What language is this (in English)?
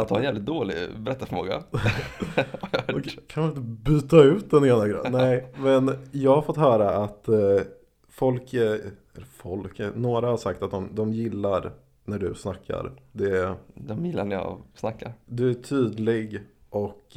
Swedish